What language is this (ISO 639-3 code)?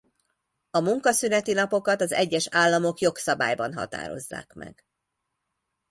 hun